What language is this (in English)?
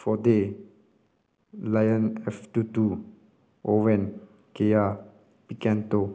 Manipuri